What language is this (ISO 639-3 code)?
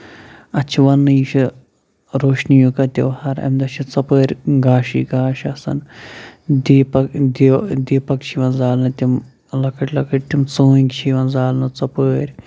kas